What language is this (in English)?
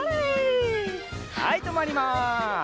Japanese